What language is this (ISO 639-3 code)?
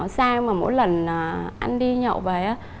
vie